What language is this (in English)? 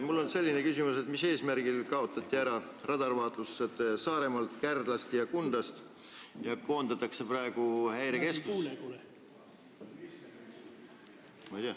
Estonian